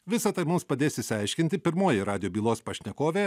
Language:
Lithuanian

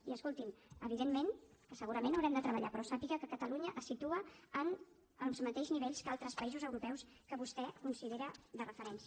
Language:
Catalan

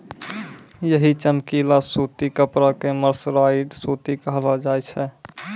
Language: Maithili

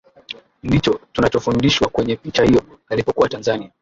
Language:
Swahili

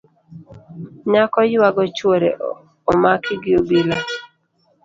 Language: Luo (Kenya and Tanzania)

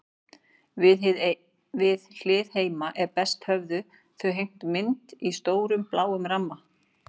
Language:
Icelandic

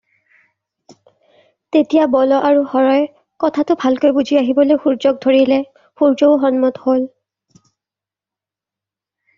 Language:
Assamese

